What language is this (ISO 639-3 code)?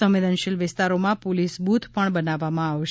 guj